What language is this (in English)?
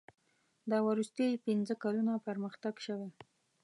Pashto